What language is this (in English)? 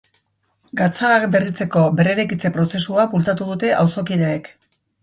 Basque